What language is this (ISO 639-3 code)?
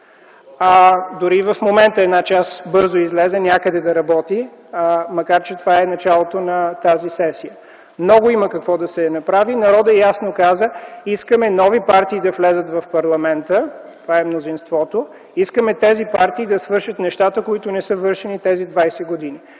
bul